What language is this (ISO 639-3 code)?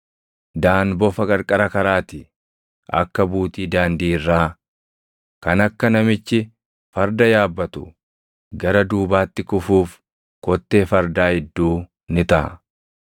orm